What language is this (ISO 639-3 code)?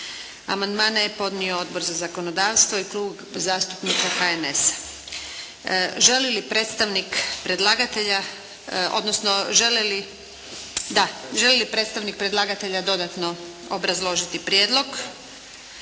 hrv